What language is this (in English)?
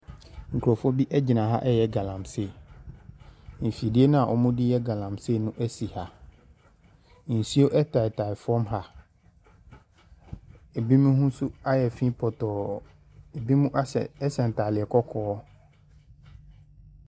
Akan